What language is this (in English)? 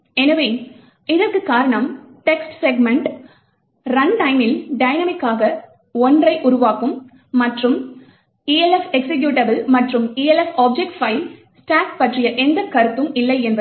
Tamil